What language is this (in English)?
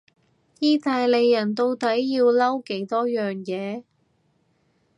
Cantonese